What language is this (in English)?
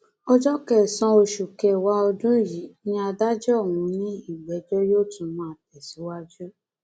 Yoruba